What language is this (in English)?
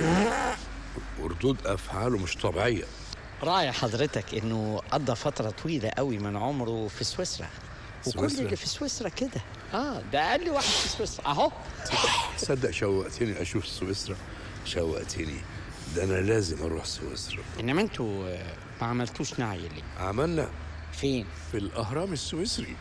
Arabic